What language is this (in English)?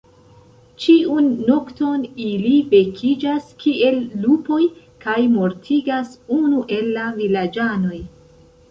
Esperanto